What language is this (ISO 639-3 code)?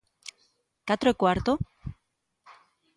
glg